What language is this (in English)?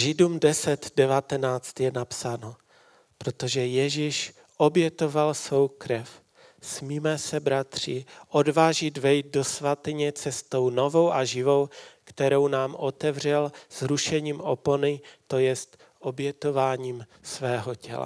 Czech